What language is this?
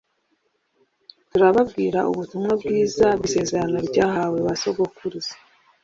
Kinyarwanda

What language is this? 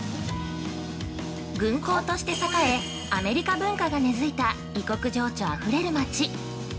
Japanese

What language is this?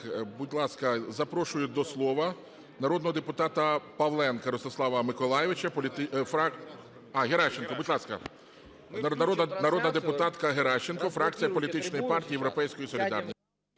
Ukrainian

